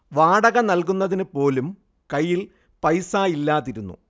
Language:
Malayalam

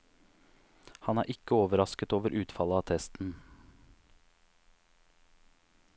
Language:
Norwegian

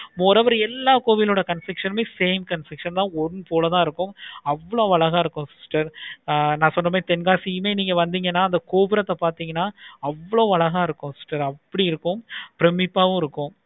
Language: Tamil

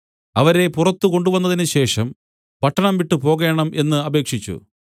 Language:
Malayalam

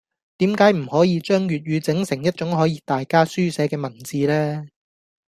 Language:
Cantonese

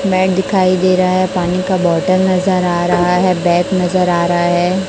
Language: Hindi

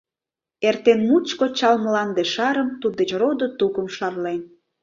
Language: Mari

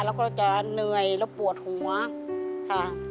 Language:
Thai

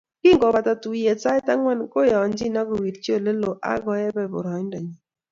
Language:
Kalenjin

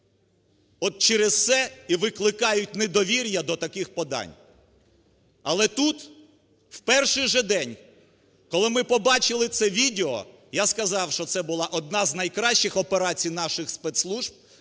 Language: Ukrainian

